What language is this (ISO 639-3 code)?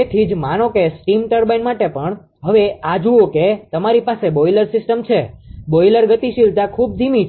guj